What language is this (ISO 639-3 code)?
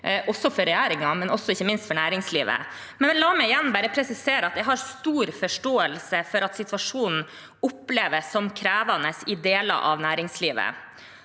nor